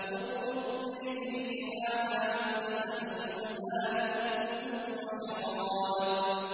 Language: Arabic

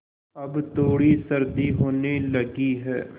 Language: Hindi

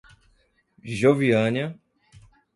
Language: Portuguese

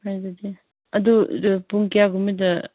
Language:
Manipuri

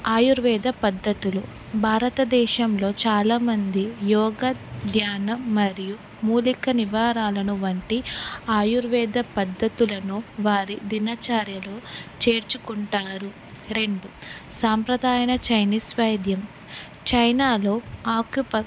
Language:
Telugu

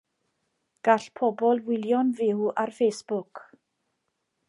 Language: Welsh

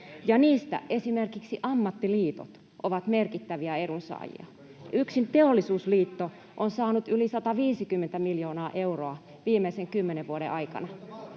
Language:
Finnish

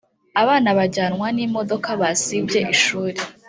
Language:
Kinyarwanda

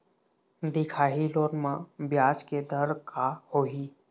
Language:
Chhattisgarhi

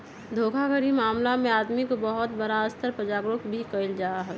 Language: Magahi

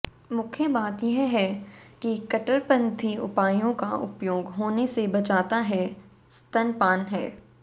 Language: Hindi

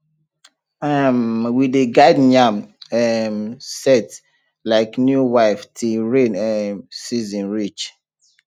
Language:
Nigerian Pidgin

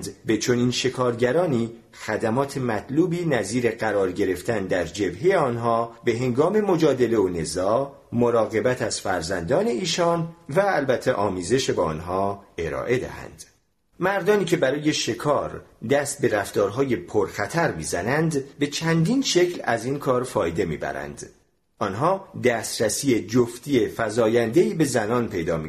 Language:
Persian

